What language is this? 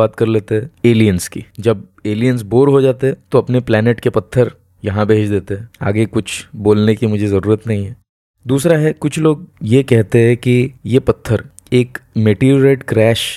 Hindi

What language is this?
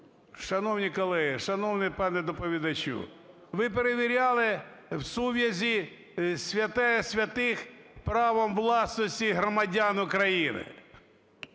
Ukrainian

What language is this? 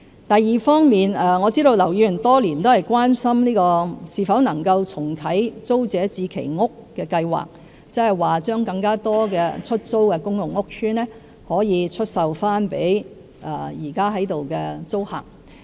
Cantonese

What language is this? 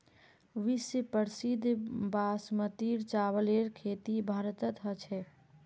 Magahi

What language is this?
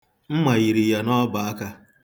Igbo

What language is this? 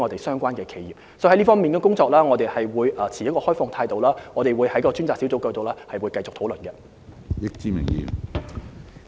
Cantonese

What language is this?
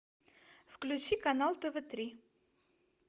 Russian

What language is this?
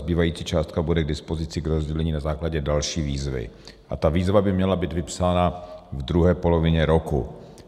Czech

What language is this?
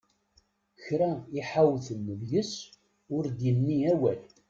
Kabyle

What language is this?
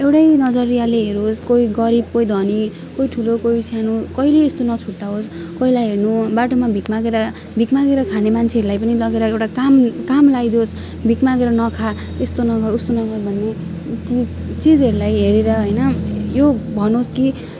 Nepali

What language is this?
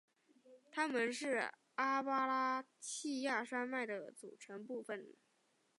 Chinese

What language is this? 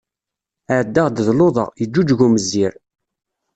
Kabyle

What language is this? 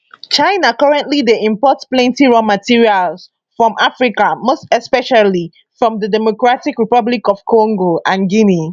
Nigerian Pidgin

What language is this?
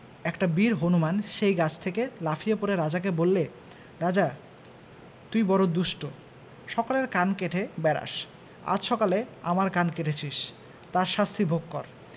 Bangla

